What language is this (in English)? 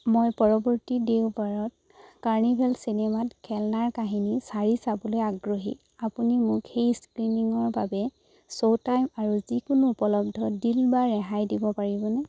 Assamese